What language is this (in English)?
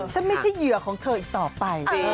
Thai